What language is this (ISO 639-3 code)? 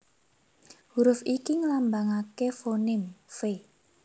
jav